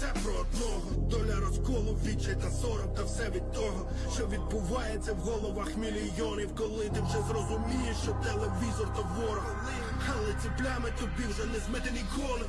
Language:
Ukrainian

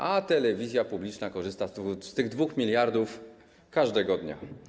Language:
Polish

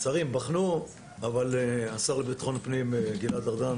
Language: Hebrew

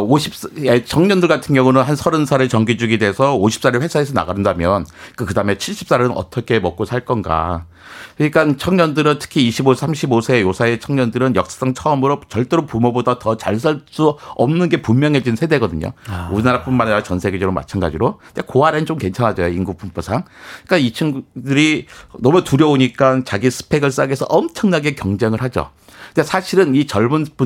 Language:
Korean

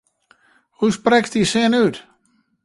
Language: Western Frisian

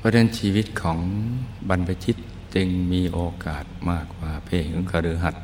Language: Thai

